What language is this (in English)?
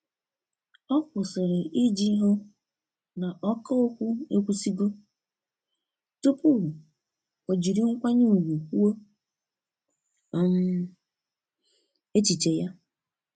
Igbo